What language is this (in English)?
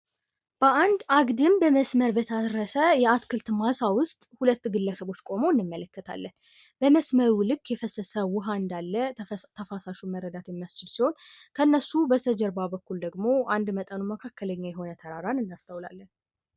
Amharic